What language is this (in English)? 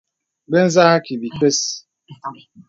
Bebele